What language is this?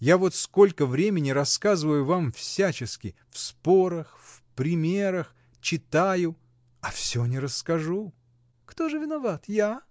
Russian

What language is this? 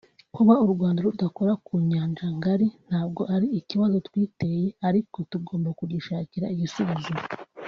Kinyarwanda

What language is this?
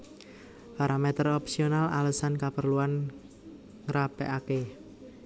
Javanese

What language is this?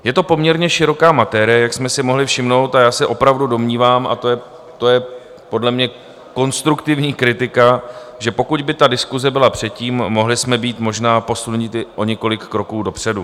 Czech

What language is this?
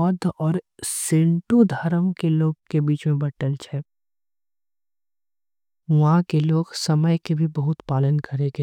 Angika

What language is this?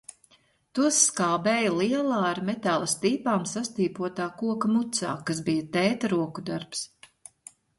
Latvian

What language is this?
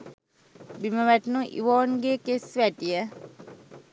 Sinhala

